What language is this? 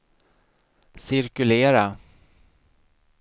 Swedish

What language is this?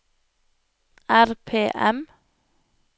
Norwegian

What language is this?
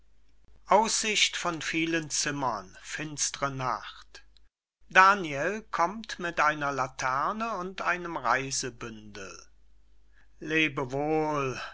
German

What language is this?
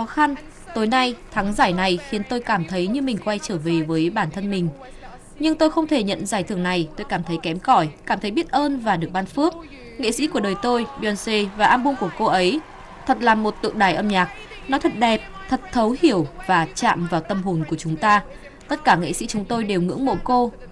Vietnamese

